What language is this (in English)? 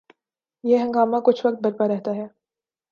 Urdu